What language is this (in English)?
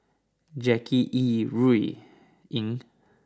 English